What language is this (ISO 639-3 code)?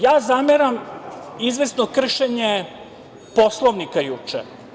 srp